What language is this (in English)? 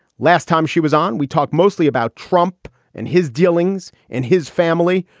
English